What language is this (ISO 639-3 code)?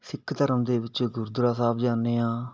pan